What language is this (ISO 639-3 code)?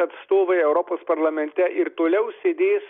lit